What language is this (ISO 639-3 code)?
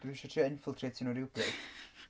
cym